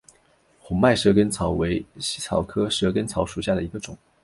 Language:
Chinese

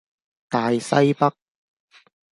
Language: Cantonese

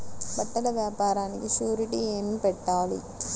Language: Telugu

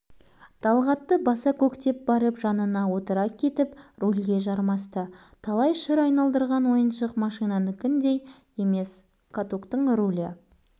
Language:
Kazakh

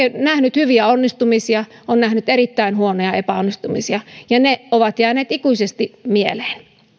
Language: Finnish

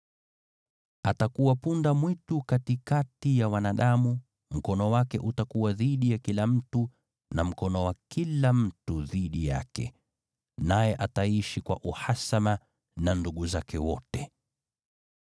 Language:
Swahili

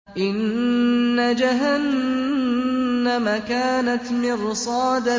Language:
Arabic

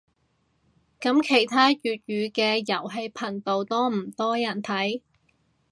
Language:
Cantonese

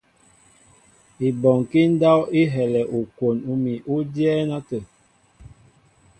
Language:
Mbo (Cameroon)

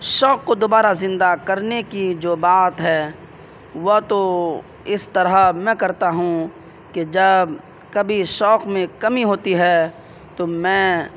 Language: Urdu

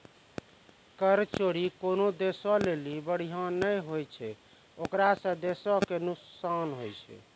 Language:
Maithili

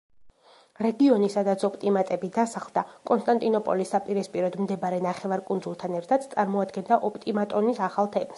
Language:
Georgian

